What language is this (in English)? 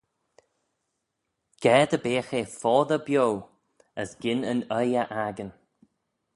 Manx